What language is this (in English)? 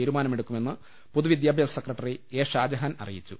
Malayalam